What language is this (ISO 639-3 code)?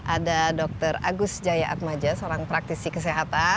ind